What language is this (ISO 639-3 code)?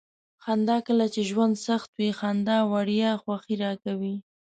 pus